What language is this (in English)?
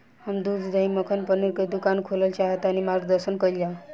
Bhojpuri